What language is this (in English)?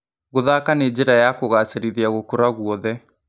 Kikuyu